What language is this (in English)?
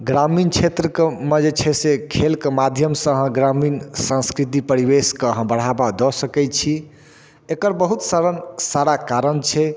Maithili